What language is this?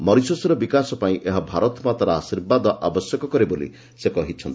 Odia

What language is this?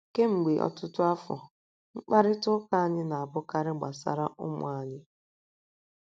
Igbo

